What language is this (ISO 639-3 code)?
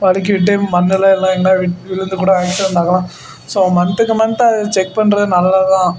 tam